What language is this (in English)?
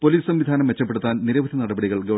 Malayalam